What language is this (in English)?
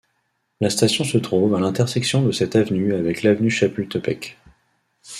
French